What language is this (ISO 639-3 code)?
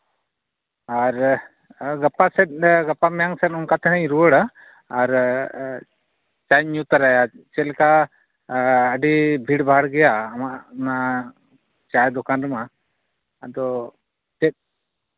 sat